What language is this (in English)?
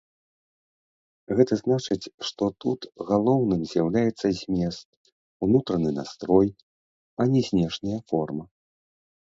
Belarusian